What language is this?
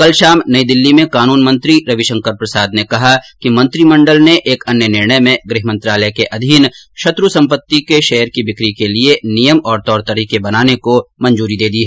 Hindi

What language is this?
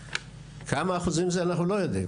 Hebrew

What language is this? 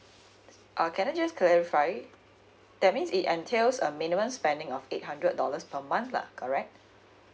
English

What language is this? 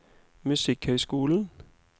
Norwegian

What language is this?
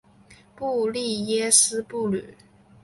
Chinese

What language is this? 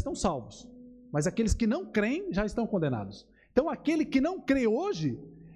Portuguese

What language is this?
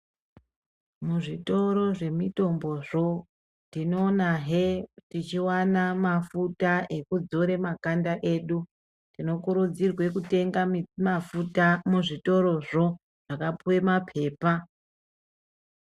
Ndau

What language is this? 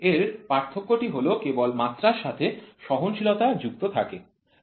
Bangla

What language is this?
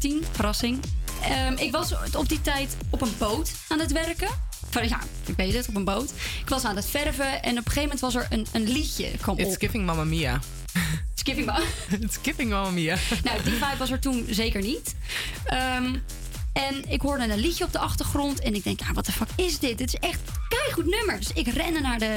Dutch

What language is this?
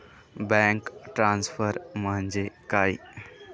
Marathi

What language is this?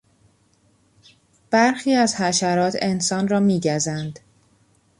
Persian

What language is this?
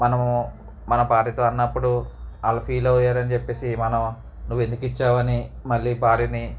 Telugu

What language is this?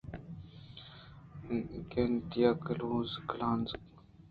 Eastern Balochi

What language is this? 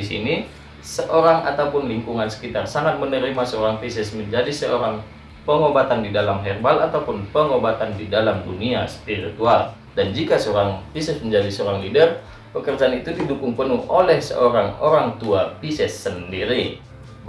Indonesian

